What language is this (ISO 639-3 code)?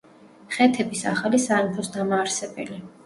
kat